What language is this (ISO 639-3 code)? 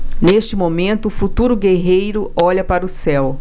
por